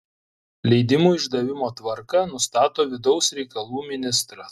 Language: Lithuanian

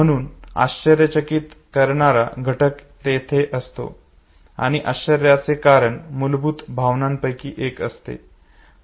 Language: Marathi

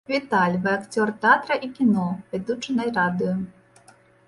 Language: Belarusian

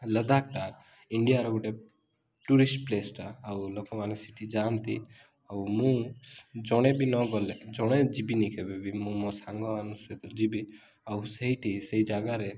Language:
Odia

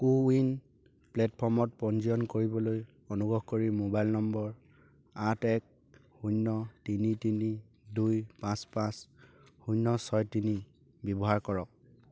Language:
Assamese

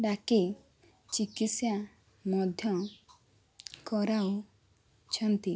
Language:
Odia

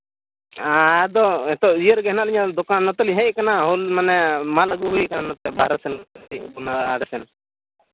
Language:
Santali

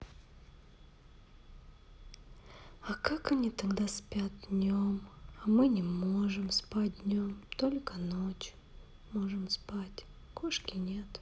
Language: Russian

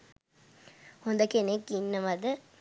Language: Sinhala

